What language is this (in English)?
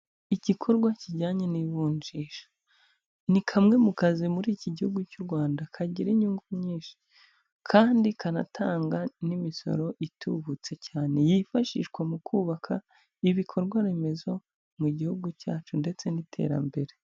Kinyarwanda